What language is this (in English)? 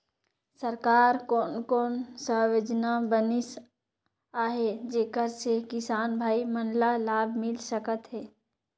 Chhattisgarhi